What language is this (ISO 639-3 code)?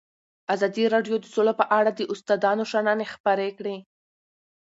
pus